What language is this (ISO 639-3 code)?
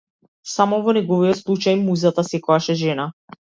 mkd